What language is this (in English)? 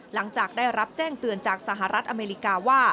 Thai